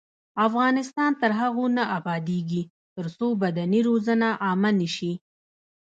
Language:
Pashto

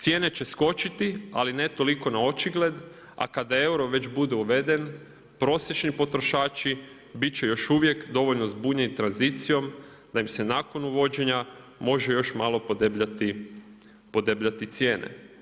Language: Croatian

